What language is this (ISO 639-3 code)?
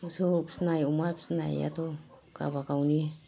brx